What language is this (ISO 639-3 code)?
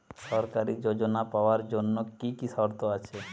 ben